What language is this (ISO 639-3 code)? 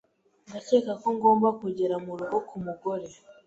kin